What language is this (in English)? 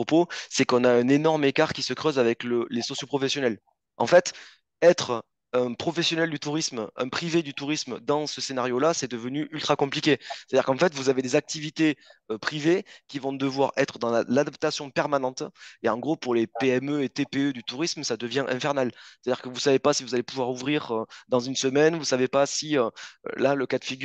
French